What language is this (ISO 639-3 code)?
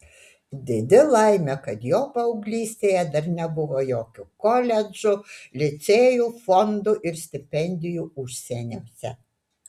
lit